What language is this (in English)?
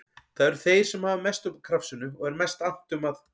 Icelandic